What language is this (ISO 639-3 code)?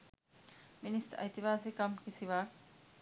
sin